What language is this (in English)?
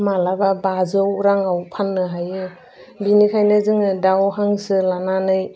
Bodo